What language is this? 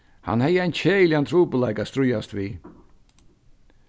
Faroese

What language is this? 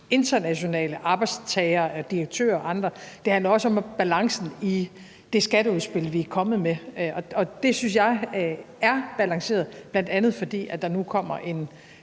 Danish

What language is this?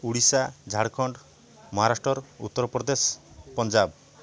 Odia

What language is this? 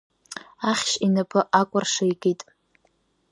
Abkhazian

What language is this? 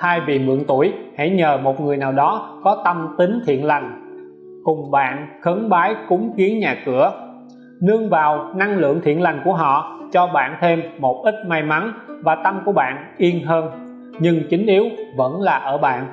Vietnamese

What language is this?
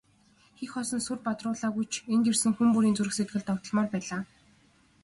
Mongolian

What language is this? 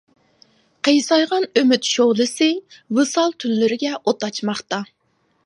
Uyghur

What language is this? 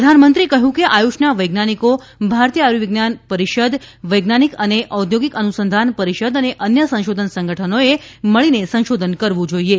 Gujarati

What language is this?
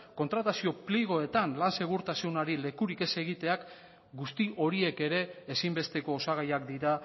Basque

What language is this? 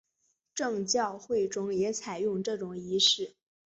Chinese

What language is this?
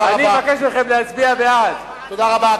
Hebrew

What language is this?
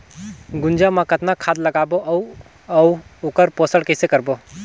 Chhattisgarhi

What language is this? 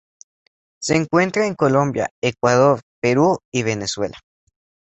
Spanish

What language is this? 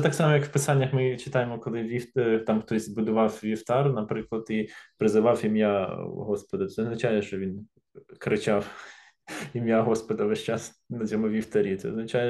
Ukrainian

